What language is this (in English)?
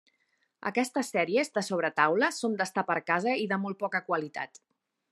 Catalan